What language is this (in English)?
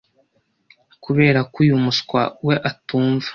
Kinyarwanda